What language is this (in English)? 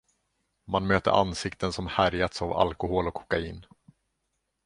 Swedish